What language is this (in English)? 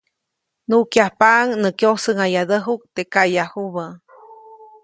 Copainalá Zoque